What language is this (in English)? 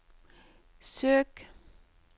Norwegian